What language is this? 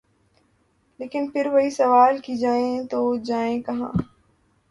Urdu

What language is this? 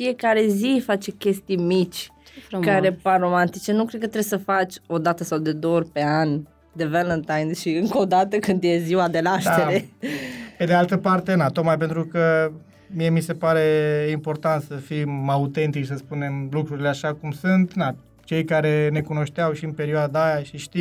Romanian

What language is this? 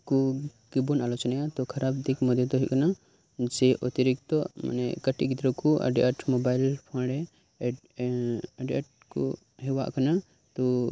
Santali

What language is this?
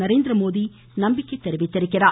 Tamil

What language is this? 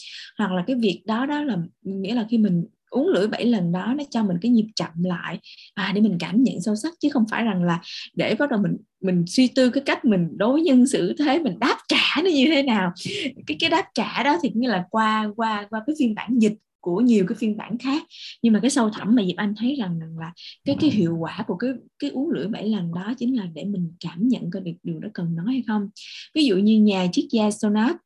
Vietnamese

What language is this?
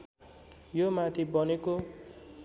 Nepali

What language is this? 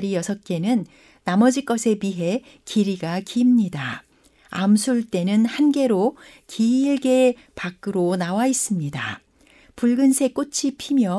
Korean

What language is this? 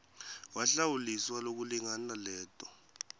Swati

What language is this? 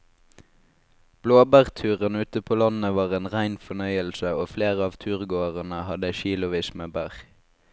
Norwegian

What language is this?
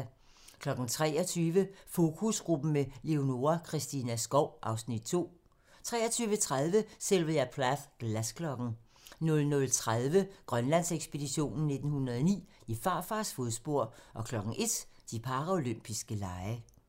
Danish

